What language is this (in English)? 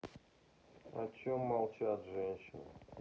Russian